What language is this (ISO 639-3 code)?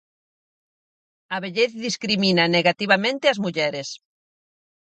glg